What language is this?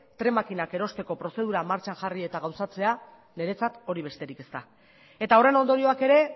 Basque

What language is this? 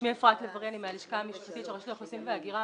Hebrew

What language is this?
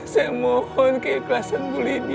Indonesian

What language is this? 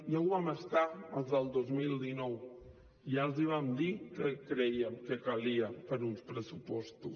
Catalan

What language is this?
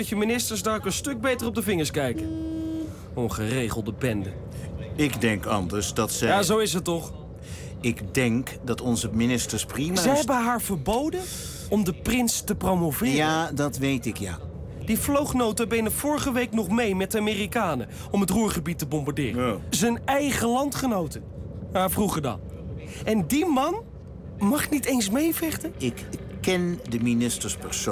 Dutch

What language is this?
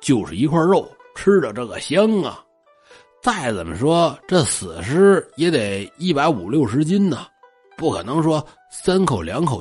Chinese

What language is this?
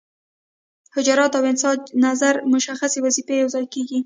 Pashto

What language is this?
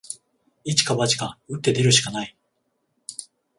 Japanese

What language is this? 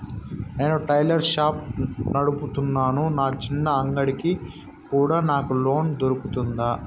Telugu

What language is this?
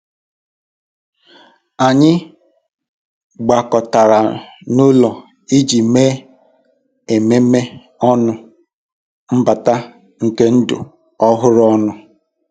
Igbo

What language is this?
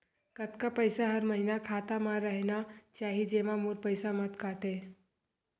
Chhattisgarhi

